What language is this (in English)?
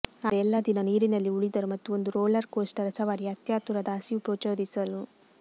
Kannada